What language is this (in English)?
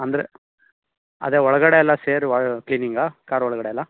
Kannada